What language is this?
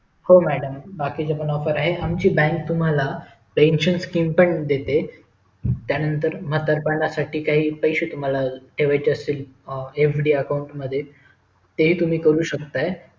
Marathi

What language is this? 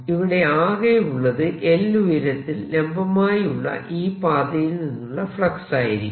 Malayalam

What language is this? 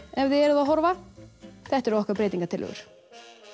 Icelandic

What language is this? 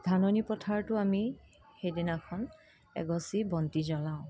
Assamese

